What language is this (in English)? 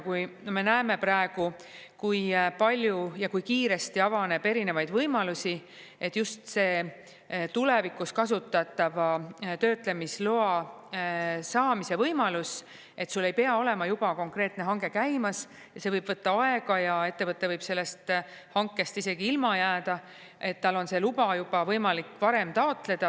Estonian